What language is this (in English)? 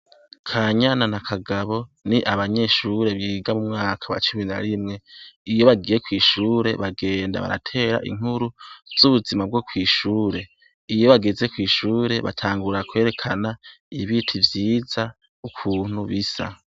Rundi